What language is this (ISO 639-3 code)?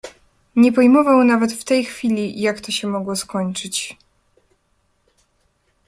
pol